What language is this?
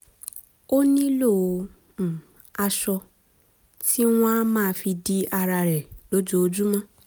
Yoruba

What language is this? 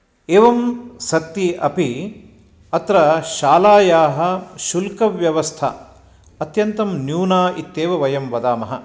Sanskrit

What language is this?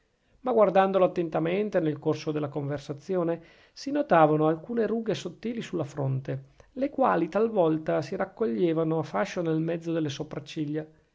Italian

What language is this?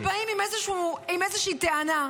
Hebrew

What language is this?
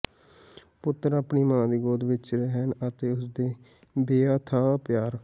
Punjabi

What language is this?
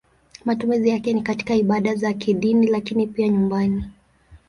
Swahili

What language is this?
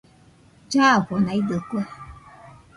Nüpode Huitoto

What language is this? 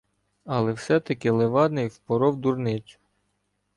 Ukrainian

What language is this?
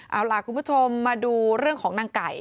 Thai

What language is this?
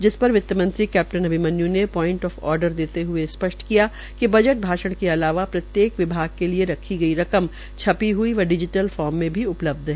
Hindi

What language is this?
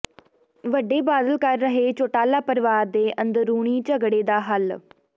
Punjabi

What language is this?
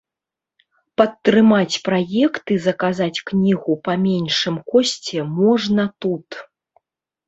Belarusian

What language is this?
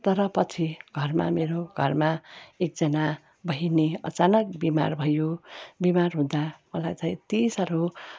Nepali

